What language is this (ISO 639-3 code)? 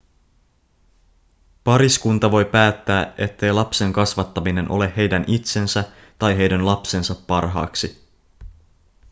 fin